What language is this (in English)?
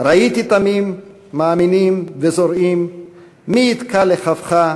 Hebrew